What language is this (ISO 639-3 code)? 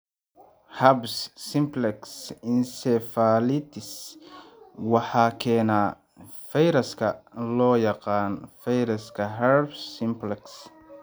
som